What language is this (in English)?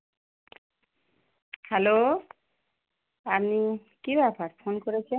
Bangla